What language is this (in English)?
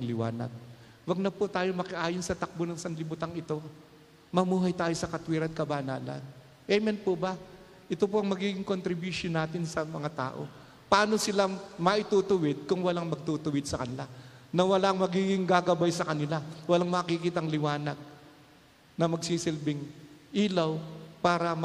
Filipino